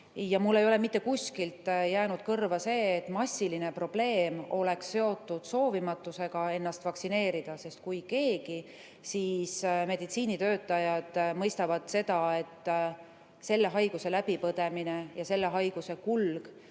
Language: Estonian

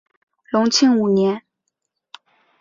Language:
Chinese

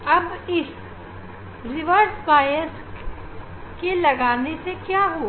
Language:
Hindi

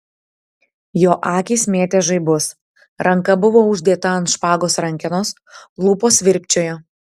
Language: Lithuanian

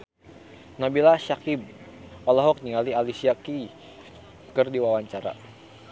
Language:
Sundanese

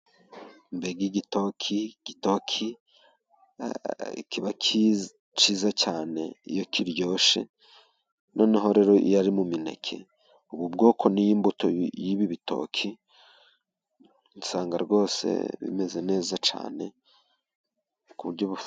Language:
Kinyarwanda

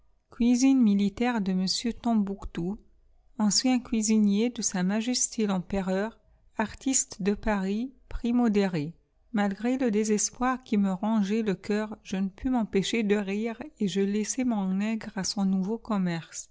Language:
French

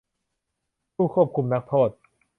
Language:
Thai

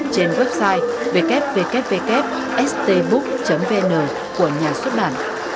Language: Vietnamese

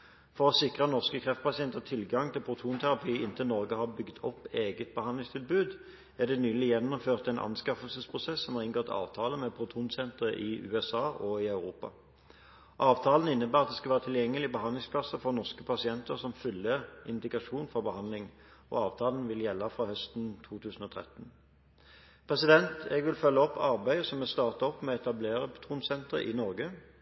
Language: Norwegian Bokmål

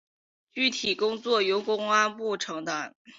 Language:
Chinese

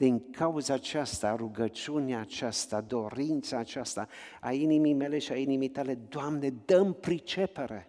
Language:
Romanian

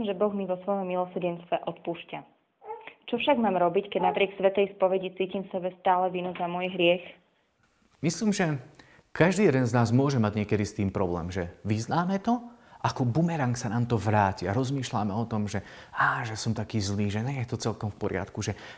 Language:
Slovak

